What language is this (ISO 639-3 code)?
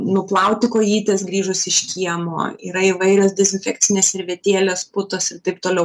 lit